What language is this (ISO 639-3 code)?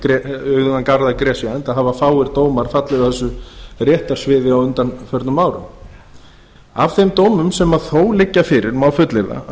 isl